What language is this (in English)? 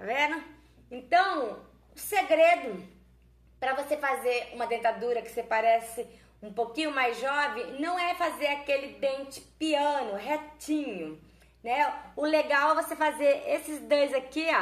Portuguese